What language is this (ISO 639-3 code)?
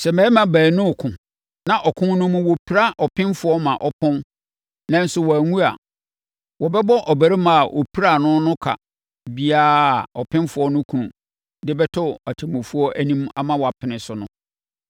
aka